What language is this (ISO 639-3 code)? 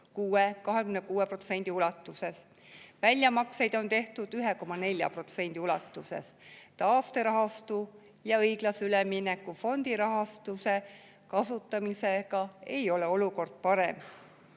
est